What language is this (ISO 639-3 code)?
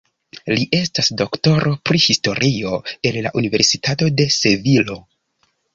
epo